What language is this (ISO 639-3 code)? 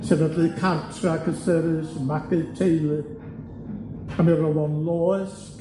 cym